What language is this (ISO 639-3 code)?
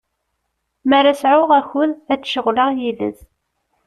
kab